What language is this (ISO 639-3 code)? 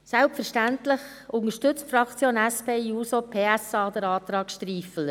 gsw